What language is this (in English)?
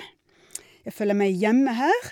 Norwegian